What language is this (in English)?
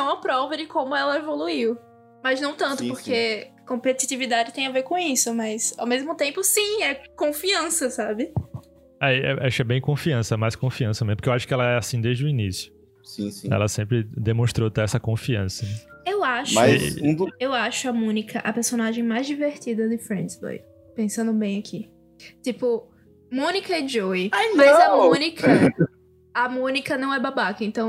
Portuguese